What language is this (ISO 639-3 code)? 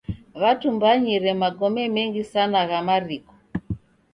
dav